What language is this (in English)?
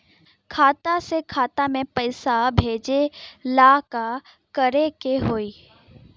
Bhojpuri